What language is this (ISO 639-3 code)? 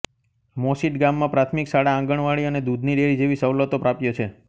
guj